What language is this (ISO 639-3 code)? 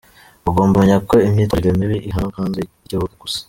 kin